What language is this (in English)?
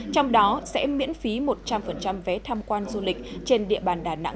Vietnamese